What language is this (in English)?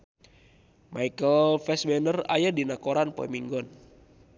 Sundanese